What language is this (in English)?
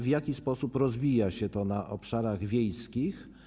Polish